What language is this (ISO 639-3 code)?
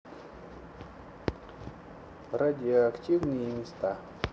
rus